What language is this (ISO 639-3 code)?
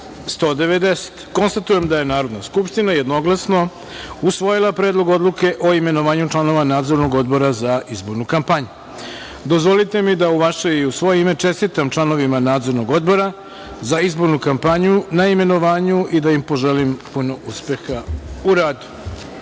srp